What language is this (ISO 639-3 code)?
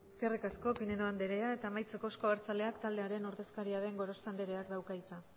eus